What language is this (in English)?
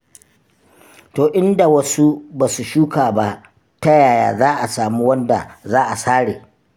Hausa